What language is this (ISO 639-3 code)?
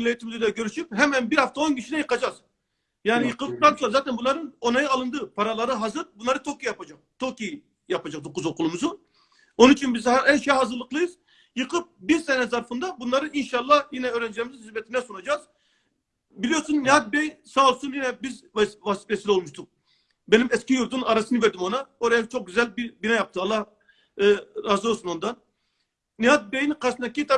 tur